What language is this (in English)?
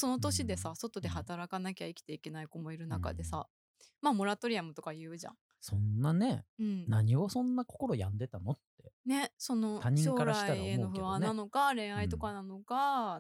Japanese